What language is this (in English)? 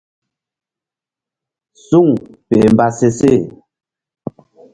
Mbum